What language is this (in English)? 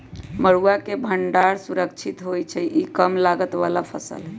Magahi